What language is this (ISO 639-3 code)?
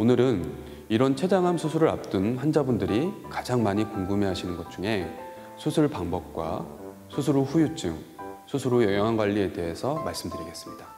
kor